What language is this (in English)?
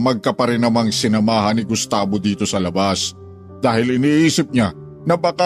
Filipino